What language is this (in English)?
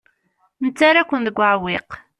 Kabyle